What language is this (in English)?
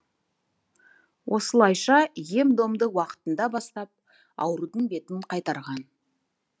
Kazakh